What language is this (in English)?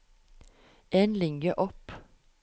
Norwegian